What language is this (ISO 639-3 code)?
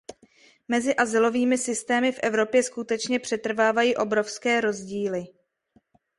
ces